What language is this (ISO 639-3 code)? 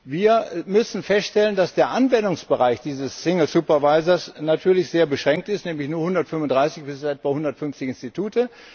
deu